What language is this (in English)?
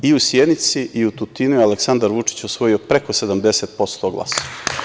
Serbian